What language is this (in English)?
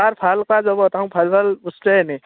Assamese